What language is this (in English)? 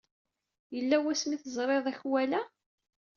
Kabyle